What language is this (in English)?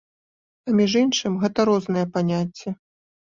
Belarusian